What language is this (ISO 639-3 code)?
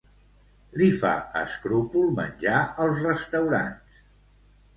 cat